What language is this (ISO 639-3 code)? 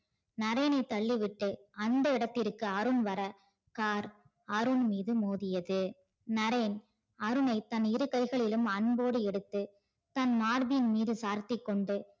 tam